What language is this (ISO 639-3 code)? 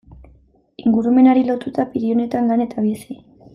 eus